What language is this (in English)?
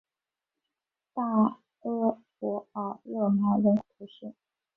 Chinese